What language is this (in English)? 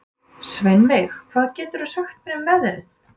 Icelandic